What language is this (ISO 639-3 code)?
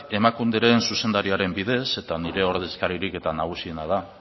eus